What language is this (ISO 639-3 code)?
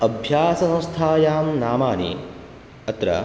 san